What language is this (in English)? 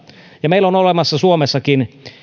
Finnish